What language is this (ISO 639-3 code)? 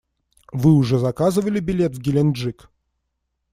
rus